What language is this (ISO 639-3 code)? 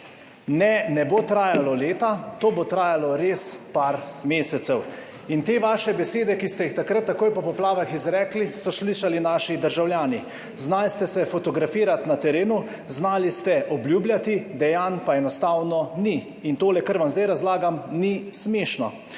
slv